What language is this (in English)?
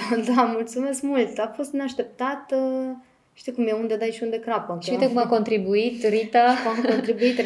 Romanian